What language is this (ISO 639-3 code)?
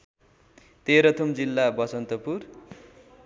nep